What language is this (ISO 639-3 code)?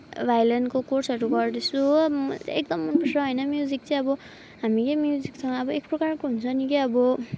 nep